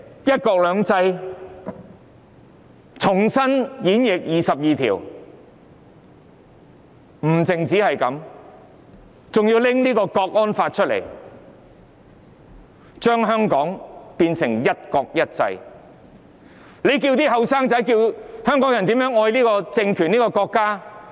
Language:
Cantonese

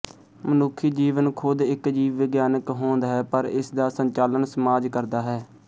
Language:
Punjabi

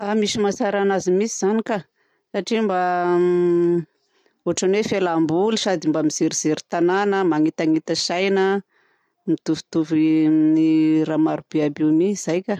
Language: Southern Betsimisaraka Malagasy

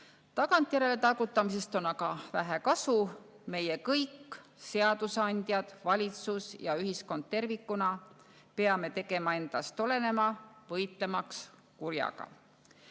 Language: Estonian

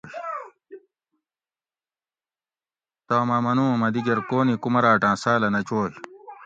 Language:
Gawri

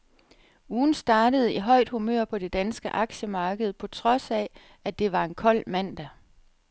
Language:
Danish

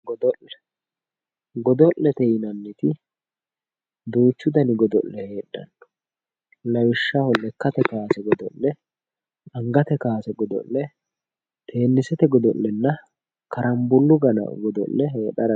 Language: Sidamo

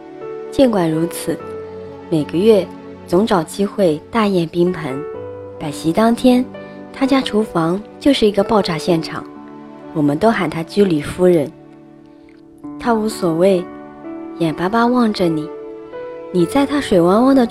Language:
Chinese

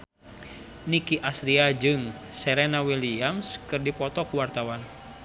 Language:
Sundanese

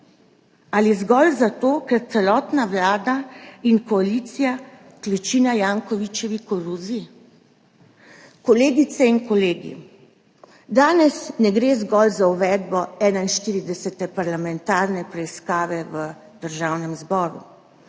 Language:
Slovenian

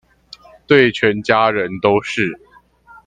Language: Chinese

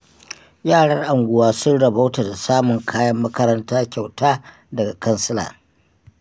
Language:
Hausa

